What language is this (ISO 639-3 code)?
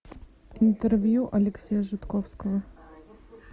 rus